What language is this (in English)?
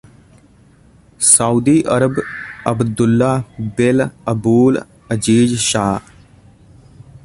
Punjabi